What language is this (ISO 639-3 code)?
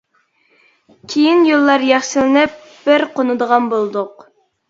uig